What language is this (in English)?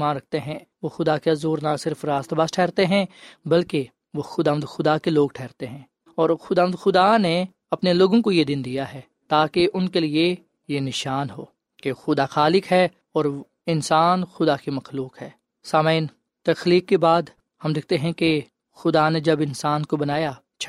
Urdu